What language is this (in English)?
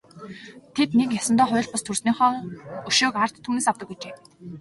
Mongolian